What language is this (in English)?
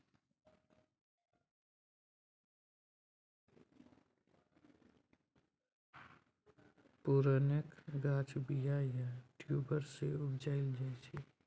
Maithili